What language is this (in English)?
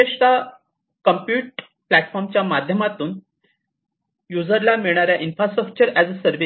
Marathi